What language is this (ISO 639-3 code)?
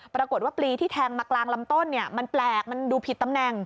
tha